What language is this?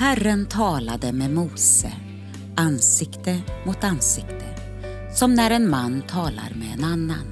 Swedish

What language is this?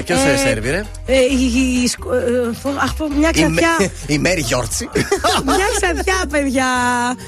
Greek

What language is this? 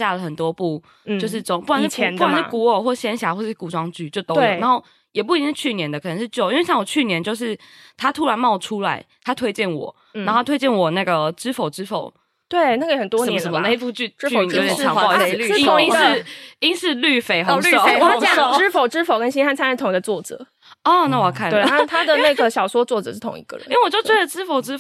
Chinese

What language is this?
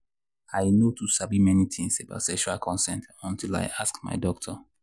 Nigerian Pidgin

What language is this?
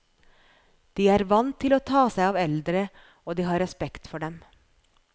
Norwegian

